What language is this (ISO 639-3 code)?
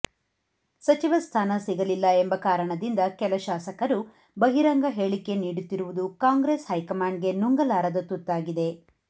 kan